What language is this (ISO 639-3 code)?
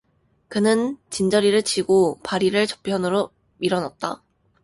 kor